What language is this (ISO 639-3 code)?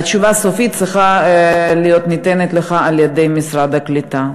heb